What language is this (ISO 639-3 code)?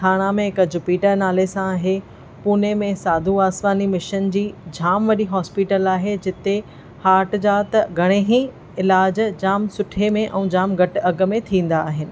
snd